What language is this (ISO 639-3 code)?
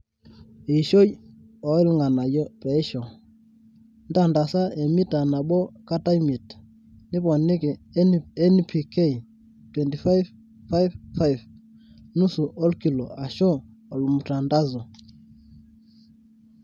mas